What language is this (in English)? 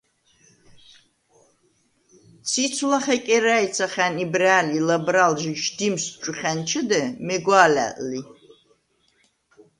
Svan